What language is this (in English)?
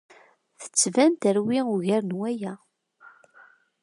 Kabyle